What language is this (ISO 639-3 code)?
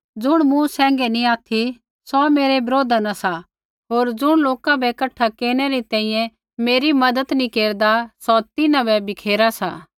kfx